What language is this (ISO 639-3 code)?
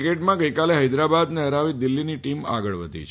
guj